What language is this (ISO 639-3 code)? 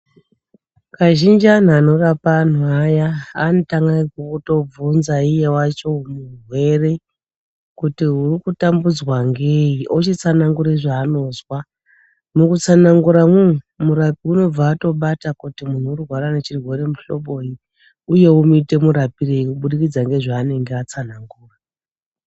ndc